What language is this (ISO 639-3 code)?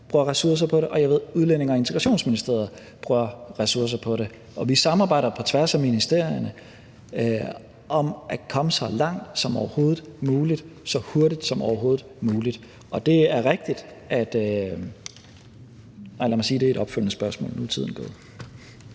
dan